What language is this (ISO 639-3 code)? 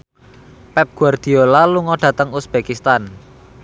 jav